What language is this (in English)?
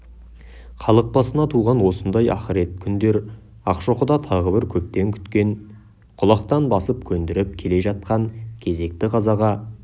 Kazakh